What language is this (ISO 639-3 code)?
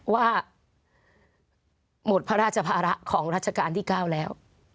tha